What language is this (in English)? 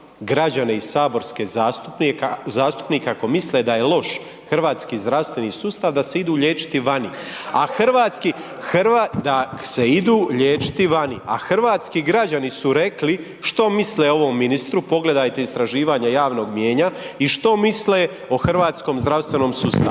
Croatian